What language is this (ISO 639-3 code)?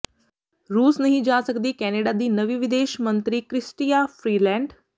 pan